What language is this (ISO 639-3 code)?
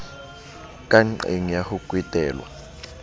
sot